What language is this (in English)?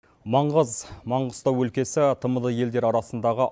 Kazakh